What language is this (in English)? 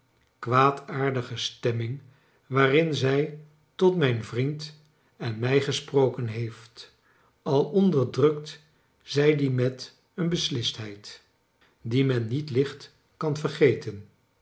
Dutch